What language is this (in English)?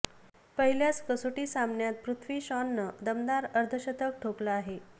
Marathi